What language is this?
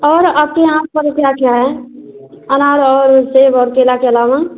Hindi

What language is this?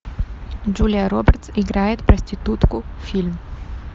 Russian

